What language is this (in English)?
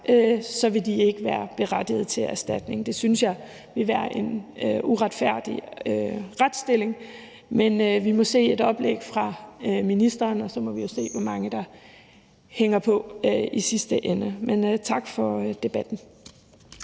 Danish